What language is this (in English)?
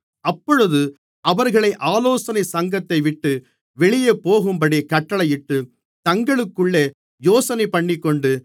Tamil